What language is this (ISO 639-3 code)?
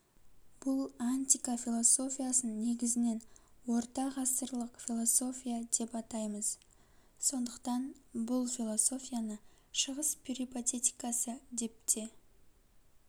kaz